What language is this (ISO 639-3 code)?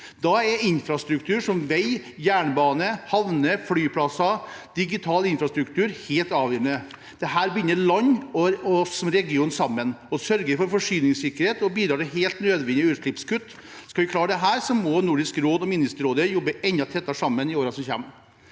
nor